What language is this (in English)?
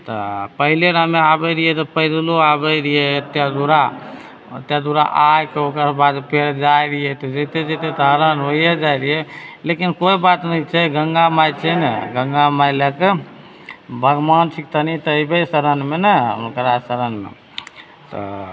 Maithili